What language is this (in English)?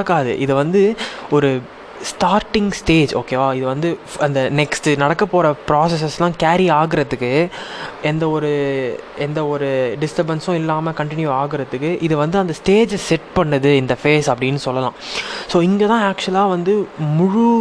Tamil